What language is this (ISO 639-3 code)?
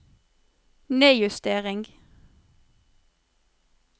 nor